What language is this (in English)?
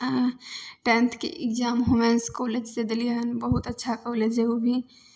Maithili